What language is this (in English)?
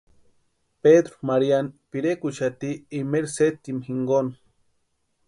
Western Highland Purepecha